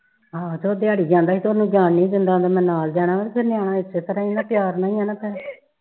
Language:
Punjabi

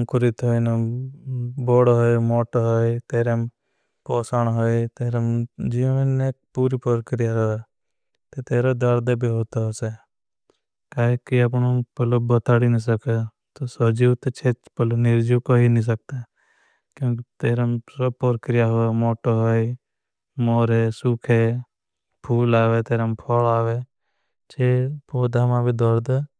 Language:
Bhili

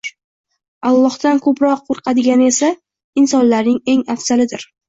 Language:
Uzbek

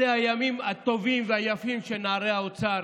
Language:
Hebrew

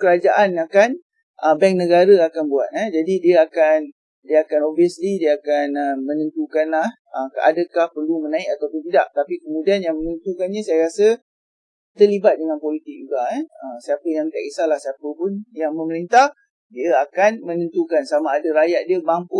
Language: Malay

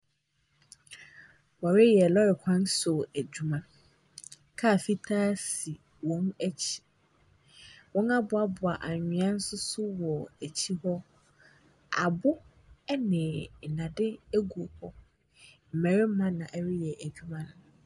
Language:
Akan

